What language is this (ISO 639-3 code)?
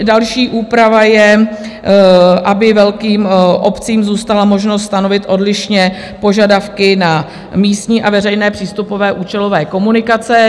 ces